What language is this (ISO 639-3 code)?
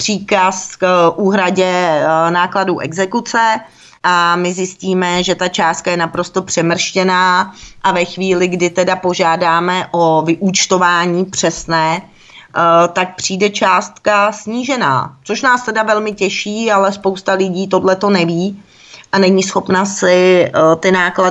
ces